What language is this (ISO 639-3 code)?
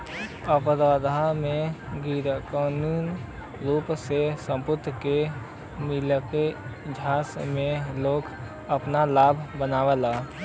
bho